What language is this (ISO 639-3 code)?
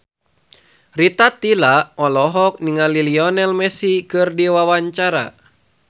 sun